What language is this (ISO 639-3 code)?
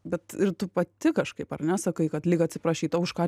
lit